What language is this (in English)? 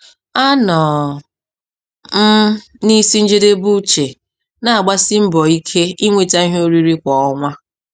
Igbo